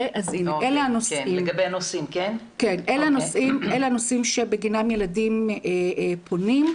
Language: Hebrew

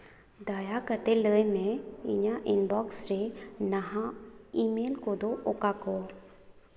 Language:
Santali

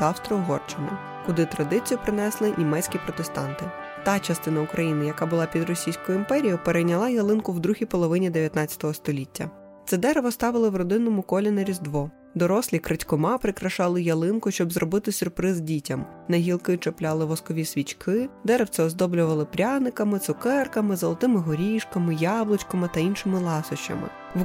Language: Ukrainian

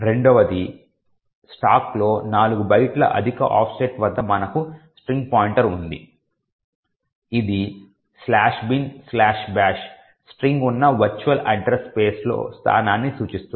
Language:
Telugu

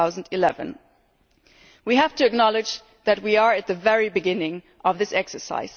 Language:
English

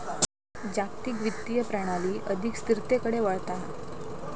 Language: Marathi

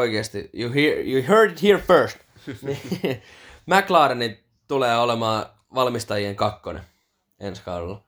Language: Finnish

